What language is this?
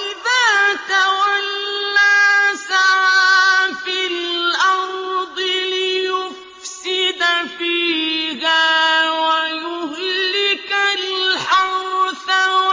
Arabic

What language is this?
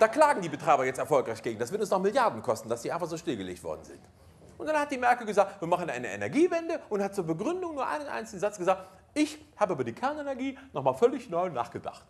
German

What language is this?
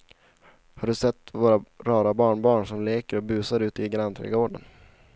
Swedish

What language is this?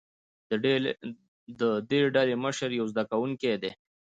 Pashto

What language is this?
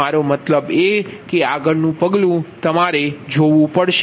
Gujarati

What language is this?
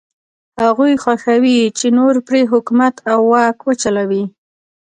Pashto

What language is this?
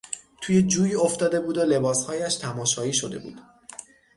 Persian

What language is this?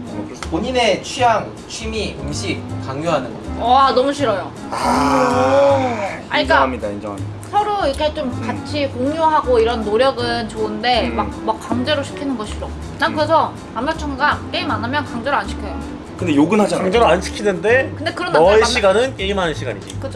Korean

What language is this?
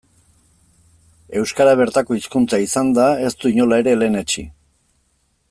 Basque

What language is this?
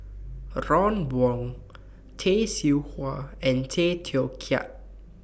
English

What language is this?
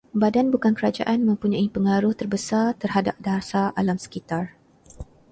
Malay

